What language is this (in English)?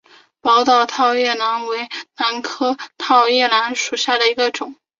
Chinese